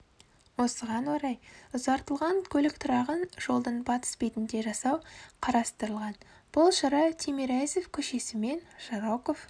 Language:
Kazakh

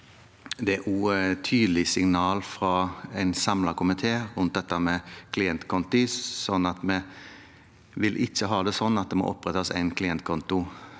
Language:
Norwegian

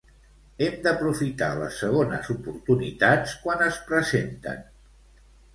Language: Catalan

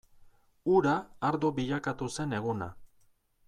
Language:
Basque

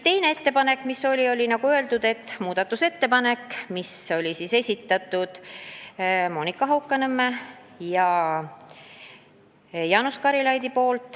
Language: Estonian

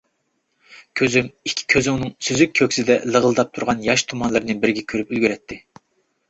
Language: Uyghur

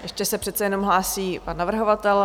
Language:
Czech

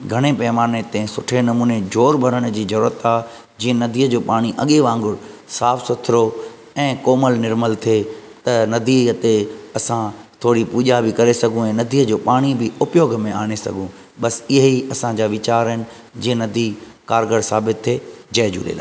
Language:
Sindhi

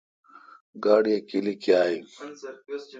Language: Kalkoti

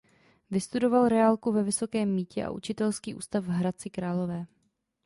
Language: Czech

